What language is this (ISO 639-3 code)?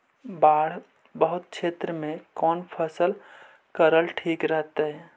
mag